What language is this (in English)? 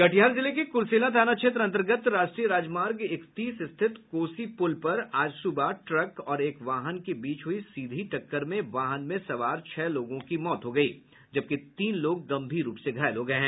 Hindi